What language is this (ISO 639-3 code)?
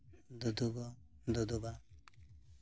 sat